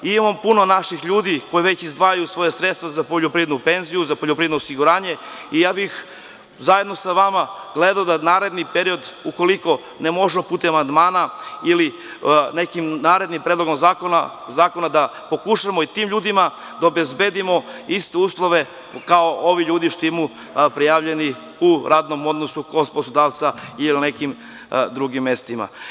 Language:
Serbian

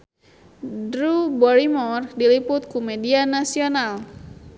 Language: Sundanese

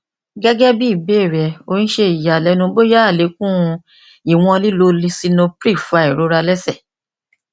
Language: Yoruba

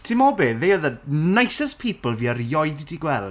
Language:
Welsh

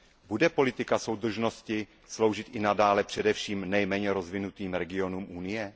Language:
Czech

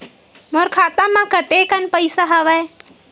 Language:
Chhattisgarhi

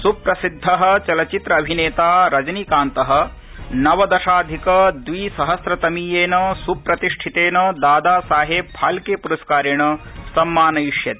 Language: Sanskrit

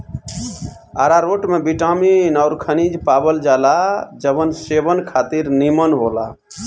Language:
Bhojpuri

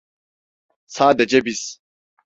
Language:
Turkish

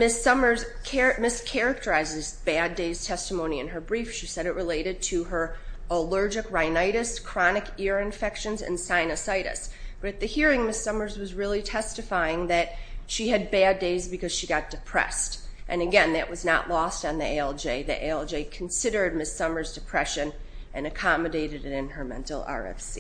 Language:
English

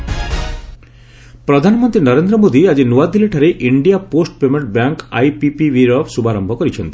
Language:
Odia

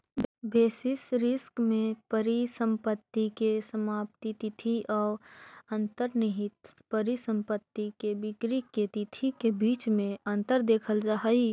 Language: Magahi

